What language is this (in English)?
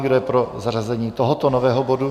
Czech